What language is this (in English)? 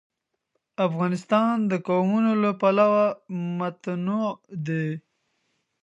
Pashto